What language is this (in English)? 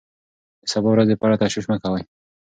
Pashto